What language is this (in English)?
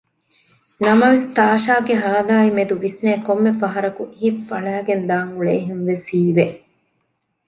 Divehi